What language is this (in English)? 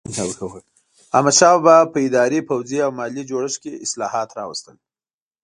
Pashto